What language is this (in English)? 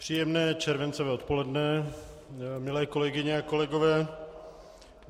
Czech